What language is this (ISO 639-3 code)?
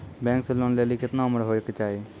mai